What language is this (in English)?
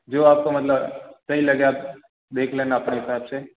Hindi